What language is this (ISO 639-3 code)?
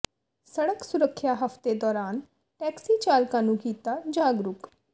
pan